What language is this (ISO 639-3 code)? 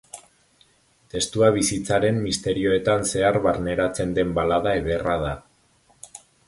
eus